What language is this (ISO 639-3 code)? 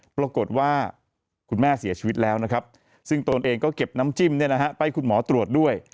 tha